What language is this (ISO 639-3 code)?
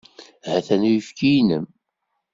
kab